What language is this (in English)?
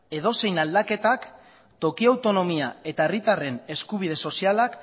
Basque